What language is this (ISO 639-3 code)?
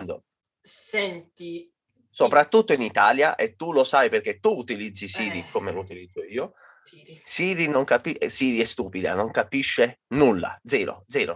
ita